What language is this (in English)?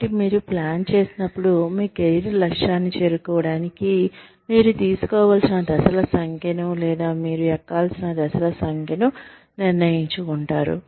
Telugu